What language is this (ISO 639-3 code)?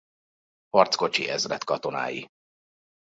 hun